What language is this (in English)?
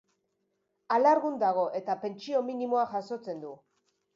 Basque